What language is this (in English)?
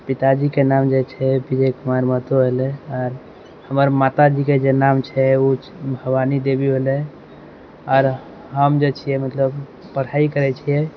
Maithili